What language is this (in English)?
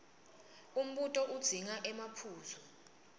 Swati